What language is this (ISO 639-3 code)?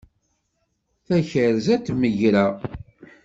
kab